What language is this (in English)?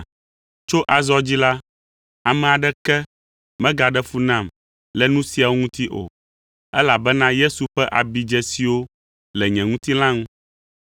Ewe